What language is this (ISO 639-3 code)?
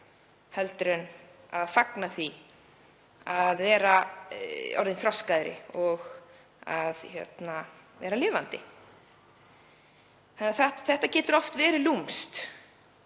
isl